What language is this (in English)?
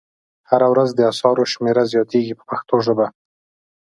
Pashto